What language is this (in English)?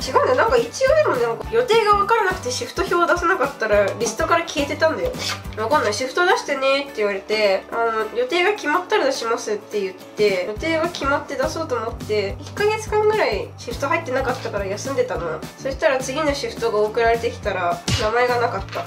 Japanese